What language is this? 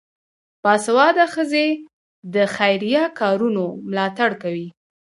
Pashto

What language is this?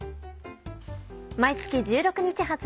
Japanese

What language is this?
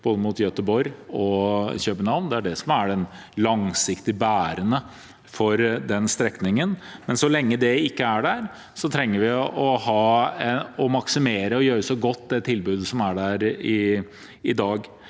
Norwegian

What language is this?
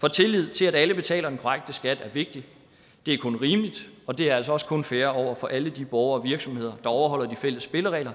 Danish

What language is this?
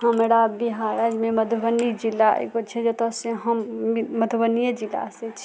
Maithili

